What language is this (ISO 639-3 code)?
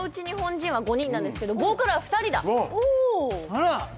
jpn